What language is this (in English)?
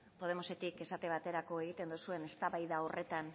Basque